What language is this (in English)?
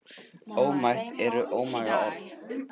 Icelandic